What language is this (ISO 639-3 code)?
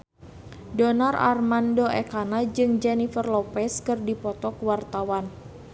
sun